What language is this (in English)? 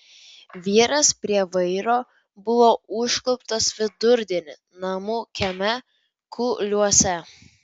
Lithuanian